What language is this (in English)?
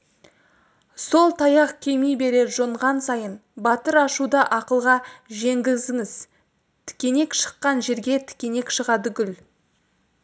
Kazakh